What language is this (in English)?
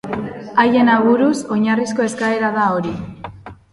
Basque